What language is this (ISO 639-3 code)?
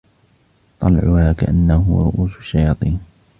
ara